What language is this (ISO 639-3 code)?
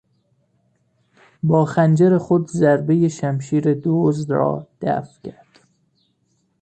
fas